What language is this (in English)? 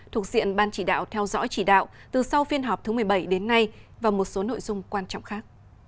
Vietnamese